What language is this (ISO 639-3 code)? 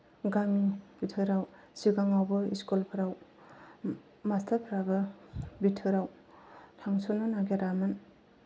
brx